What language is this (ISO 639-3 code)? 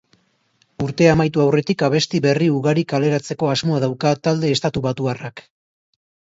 eus